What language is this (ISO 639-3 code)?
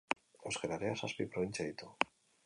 eus